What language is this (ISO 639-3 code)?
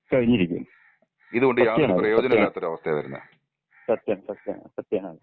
mal